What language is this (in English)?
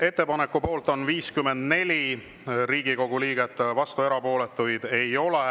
Estonian